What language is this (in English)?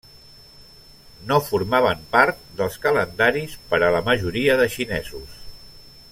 Catalan